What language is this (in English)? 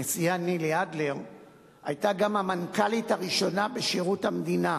Hebrew